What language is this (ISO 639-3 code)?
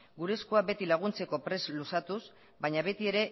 eus